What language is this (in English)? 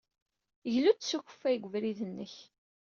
Kabyle